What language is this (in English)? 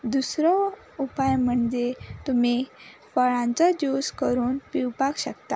Konkani